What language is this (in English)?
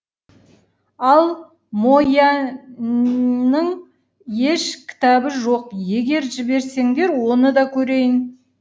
Kazakh